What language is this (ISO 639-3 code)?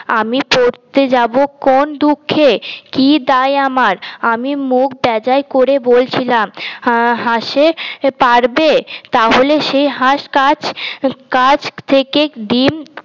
ben